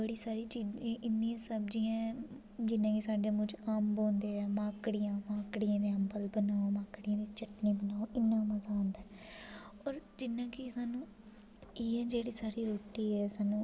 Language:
Dogri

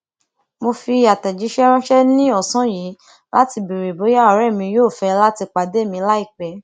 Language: Yoruba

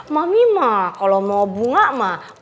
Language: Indonesian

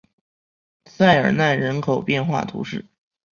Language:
Chinese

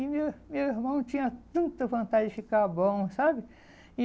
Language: Portuguese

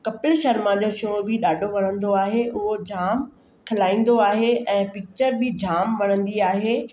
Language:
Sindhi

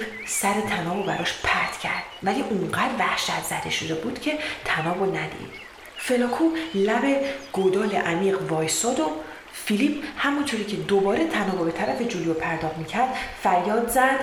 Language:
Persian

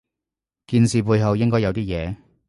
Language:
Cantonese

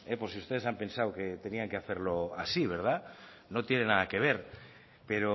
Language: Spanish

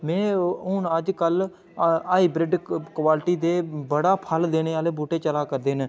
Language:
Dogri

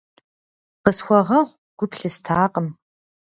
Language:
Kabardian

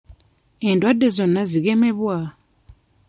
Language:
Ganda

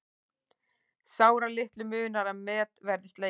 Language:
Icelandic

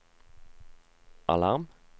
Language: Norwegian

